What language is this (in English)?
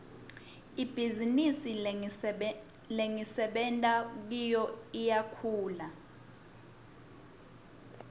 Swati